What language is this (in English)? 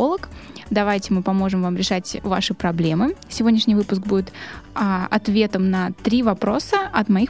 Russian